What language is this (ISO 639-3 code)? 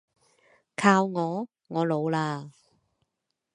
yue